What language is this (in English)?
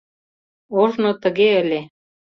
Mari